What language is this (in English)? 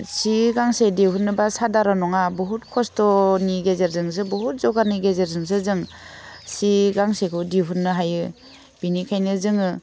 Bodo